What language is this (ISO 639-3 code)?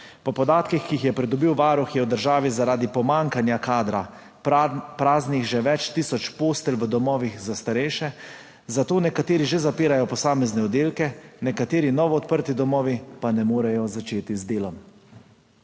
slv